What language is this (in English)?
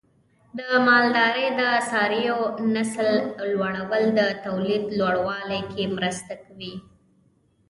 Pashto